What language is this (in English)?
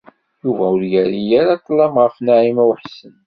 Kabyle